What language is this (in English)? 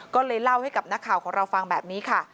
Thai